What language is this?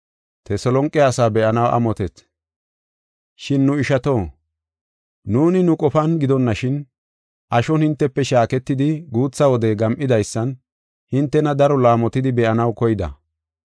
Gofa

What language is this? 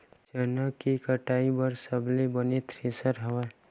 Chhattisgarhi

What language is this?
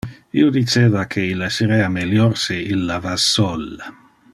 Interlingua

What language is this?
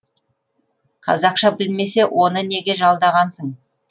Kazakh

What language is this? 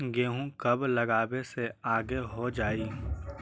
Magahi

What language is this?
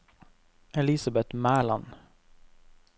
Norwegian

